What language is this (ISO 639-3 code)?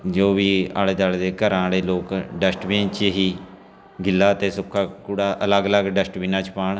pan